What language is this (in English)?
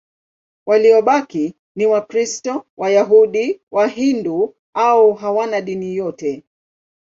Swahili